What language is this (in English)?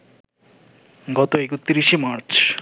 Bangla